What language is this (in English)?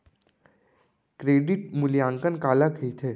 Chhattisgarhi